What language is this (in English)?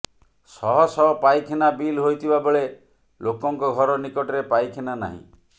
Odia